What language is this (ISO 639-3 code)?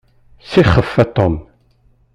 kab